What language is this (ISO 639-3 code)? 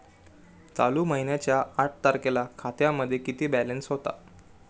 mar